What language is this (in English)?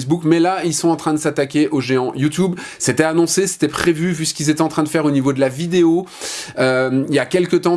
French